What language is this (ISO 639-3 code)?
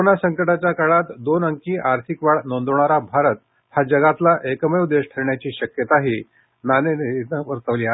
mar